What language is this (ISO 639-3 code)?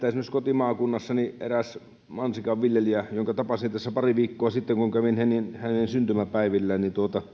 fin